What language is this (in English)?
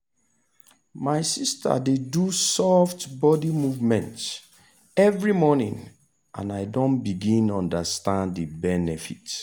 Nigerian Pidgin